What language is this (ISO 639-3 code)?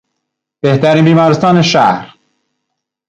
fas